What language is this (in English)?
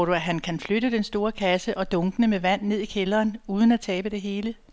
Danish